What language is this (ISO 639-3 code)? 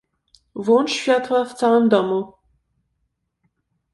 pol